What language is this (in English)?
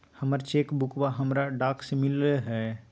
Magahi